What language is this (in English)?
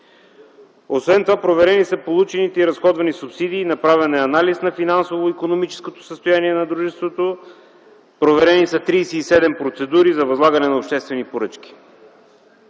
Bulgarian